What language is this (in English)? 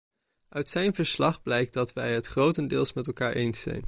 Dutch